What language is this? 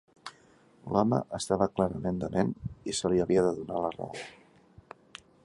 Catalan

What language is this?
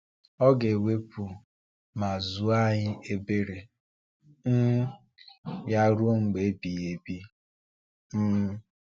Igbo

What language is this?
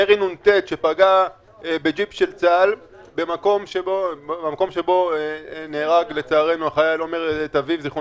Hebrew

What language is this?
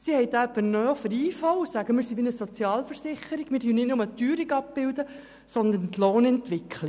Swiss German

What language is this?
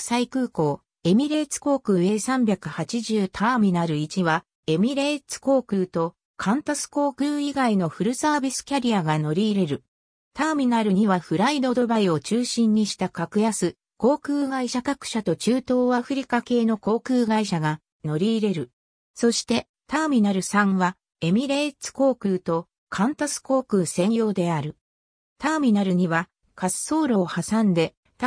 Japanese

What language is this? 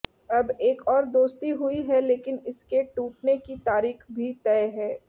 Hindi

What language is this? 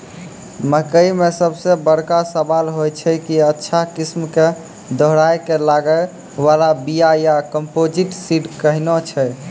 Maithili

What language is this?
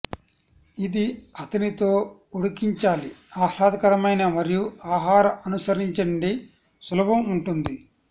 Telugu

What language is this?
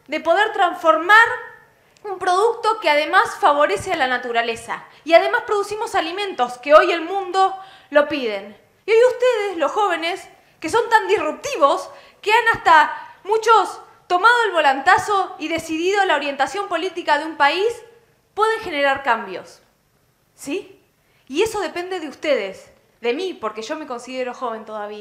Spanish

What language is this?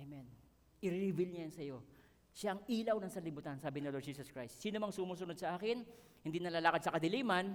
Filipino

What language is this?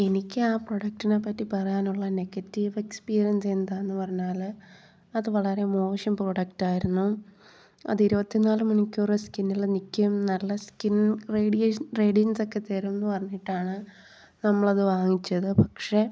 Malayalam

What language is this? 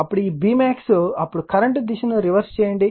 Telugu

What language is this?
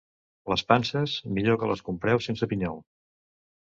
Catalan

